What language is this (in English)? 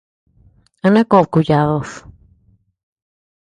Tepeuxila Cuicatec